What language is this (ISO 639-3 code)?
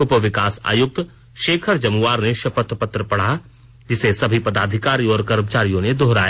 hin